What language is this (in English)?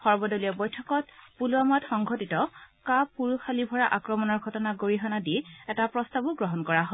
Assamese